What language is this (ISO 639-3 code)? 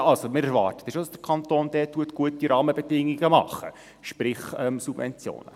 gsw